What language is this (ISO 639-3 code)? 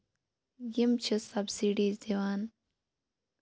kas